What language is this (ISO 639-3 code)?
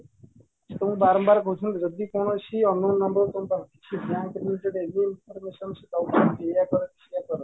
ori